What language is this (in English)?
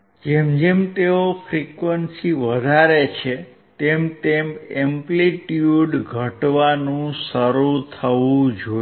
Gujarati